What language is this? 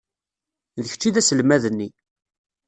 Kabyle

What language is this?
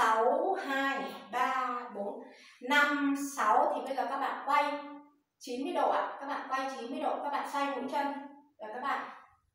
Vietnamese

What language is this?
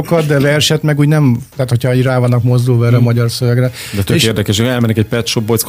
Hungarian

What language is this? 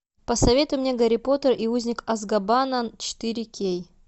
Russian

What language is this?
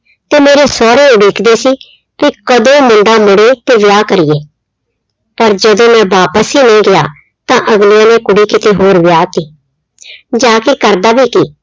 Punjabi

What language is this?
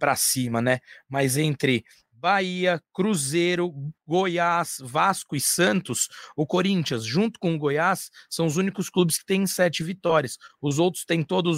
Portuguese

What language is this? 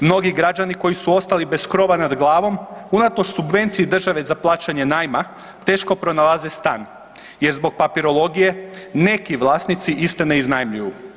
Croatian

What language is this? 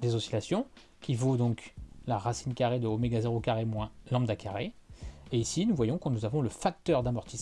French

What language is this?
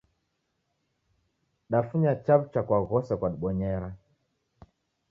Taita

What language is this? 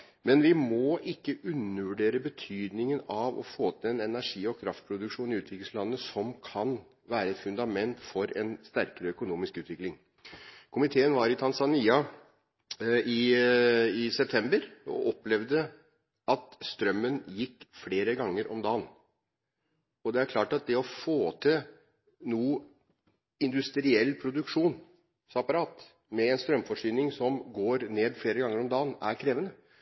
Norwegian Bokmål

